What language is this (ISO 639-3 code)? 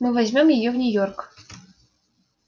rus